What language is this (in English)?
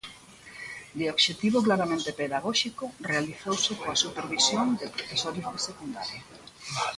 Galician